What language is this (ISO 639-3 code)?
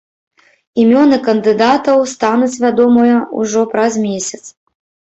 bel